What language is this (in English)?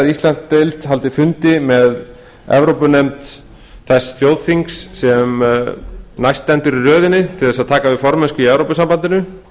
Icelandic